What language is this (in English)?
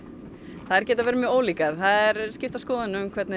Icelandic